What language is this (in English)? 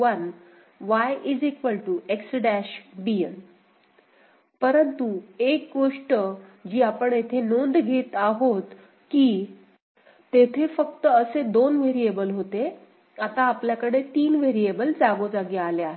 Marathi